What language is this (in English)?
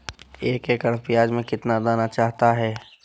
Magahi